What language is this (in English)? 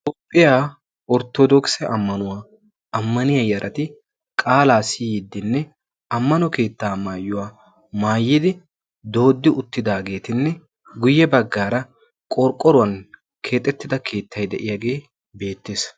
Wolaytta